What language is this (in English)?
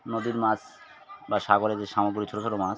Bangla